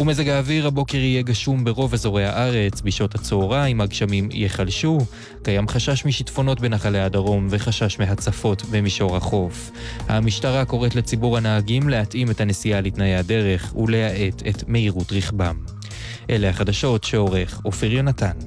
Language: Hebrew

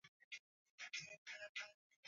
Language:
Swahili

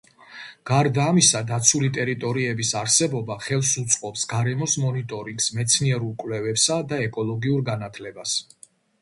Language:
Georgian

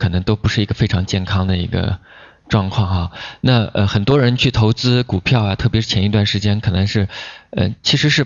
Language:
Chinese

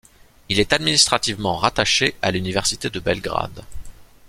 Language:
French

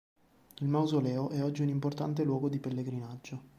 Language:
Italian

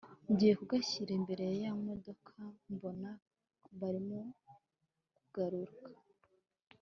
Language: Kinyarwanda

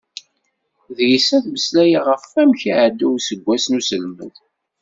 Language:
Kabyle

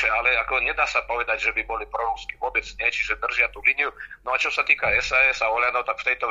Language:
Czech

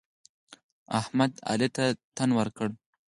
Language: Pashto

